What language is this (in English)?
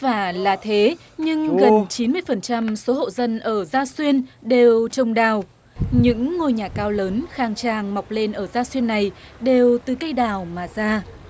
Vietnamese